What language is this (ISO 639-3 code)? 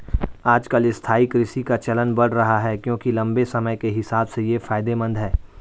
hin